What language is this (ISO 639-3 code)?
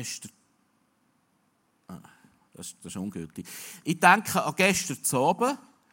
deu